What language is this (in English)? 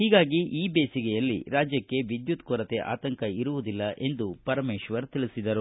Kannada